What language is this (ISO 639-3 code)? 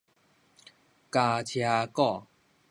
nan